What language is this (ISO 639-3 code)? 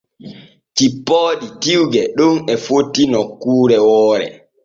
fue